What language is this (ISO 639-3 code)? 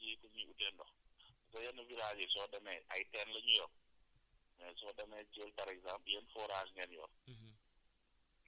wol